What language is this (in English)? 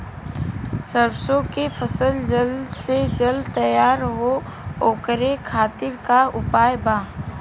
Bhojpuri